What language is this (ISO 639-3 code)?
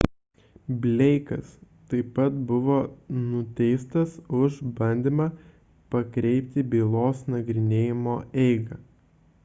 lit